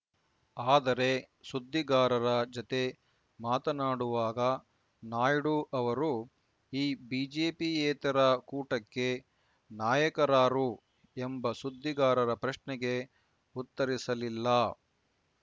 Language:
Kannada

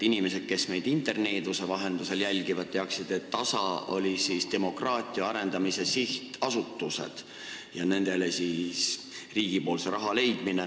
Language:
Estonian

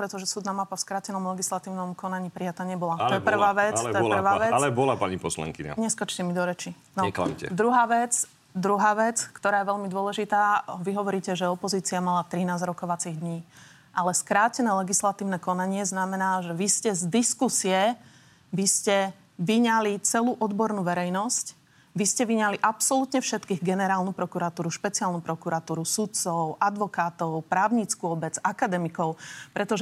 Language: Slovak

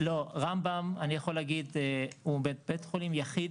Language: Hebrew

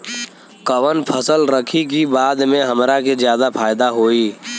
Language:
Bhojpuri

